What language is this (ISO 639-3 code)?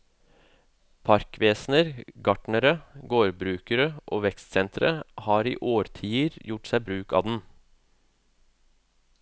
nor